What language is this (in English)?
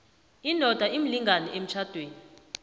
South Ndebele